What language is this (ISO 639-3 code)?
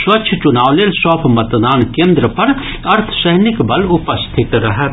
mai